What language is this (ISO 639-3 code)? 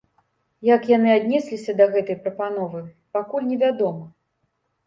bel